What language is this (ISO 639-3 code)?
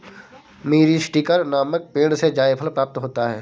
hin